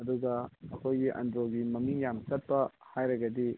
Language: Manipuri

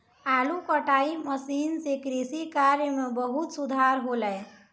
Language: Maithili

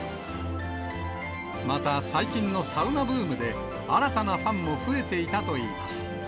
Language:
Japanese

